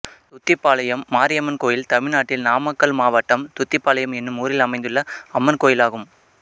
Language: Tamil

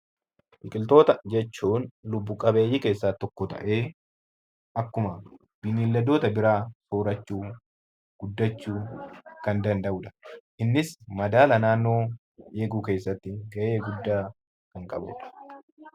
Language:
Oromo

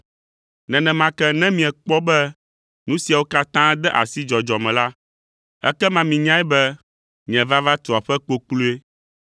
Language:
Ewe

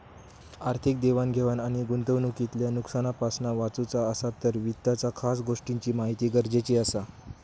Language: Marathi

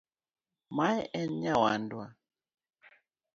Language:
Luo (Kenya and Tanzania)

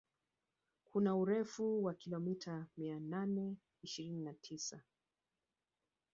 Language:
Swahili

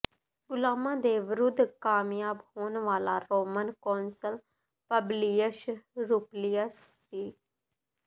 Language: Punjabi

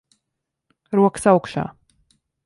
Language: Latvian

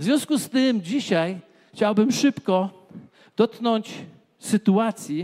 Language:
Polish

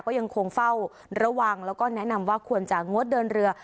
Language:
Thai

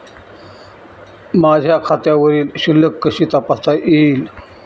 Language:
Marathi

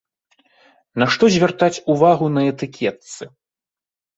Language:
Belarusian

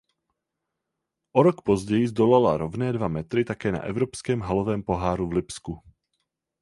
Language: Czech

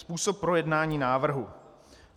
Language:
Czech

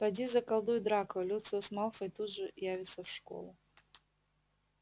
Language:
Russian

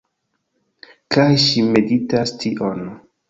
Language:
Esperanto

